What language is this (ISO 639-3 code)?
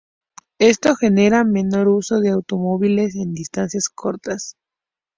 spa